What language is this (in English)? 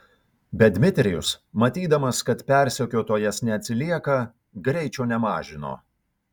Lithuanian